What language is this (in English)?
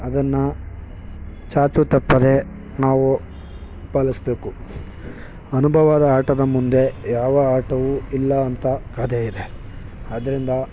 Kannada